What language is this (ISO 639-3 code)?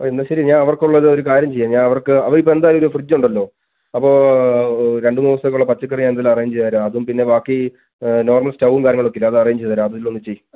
mal